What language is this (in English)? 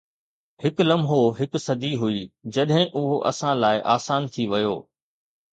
Sindhi